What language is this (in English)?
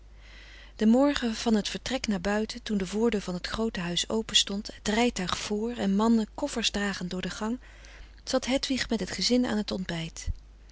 Dutch